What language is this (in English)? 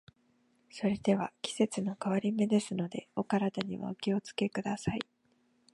Japanese